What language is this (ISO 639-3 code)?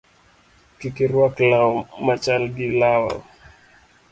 luo